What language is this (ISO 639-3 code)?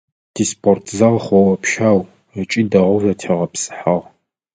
ady